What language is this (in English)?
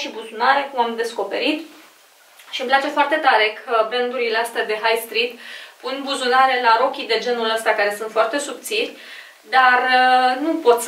Romanian